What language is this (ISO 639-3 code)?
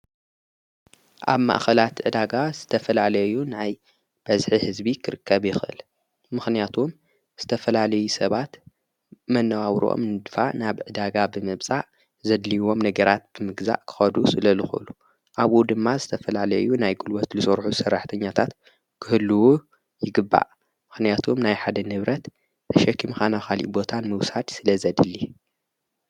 tir